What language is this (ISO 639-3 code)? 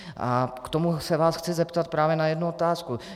ces